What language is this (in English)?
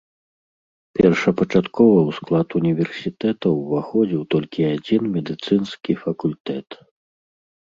Belarusian